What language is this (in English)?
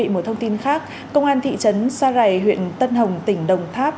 Vietnamese